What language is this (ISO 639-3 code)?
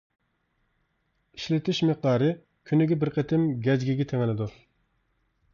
uig